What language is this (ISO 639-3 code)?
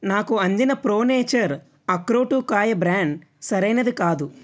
tel